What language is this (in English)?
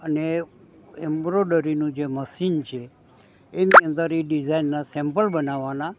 Gujarati